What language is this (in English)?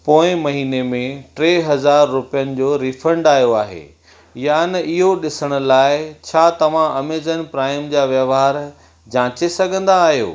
Sindhi